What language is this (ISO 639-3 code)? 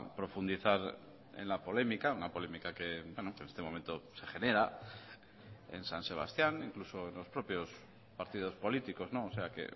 spa